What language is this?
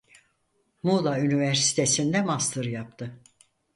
Turkish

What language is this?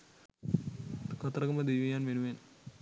Sinhala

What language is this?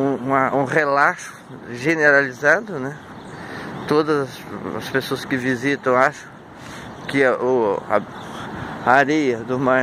Portuguese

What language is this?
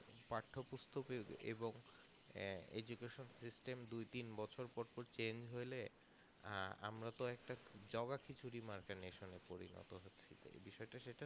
Bangla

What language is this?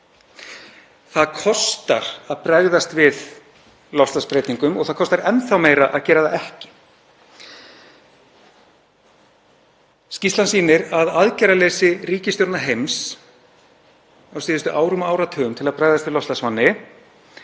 Icelandic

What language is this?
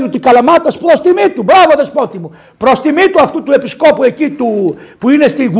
Greek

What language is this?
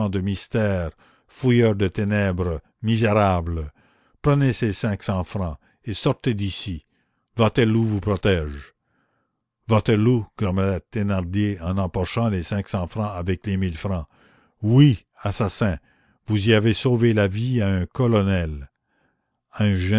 French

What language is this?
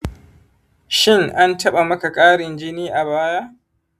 Hausa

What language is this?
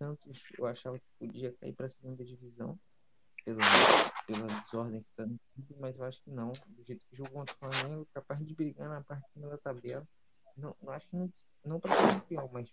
Portuguese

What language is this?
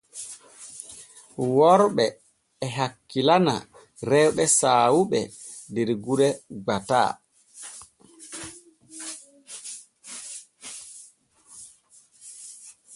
Borgu Fulfulde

